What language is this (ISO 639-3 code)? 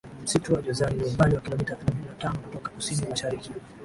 swa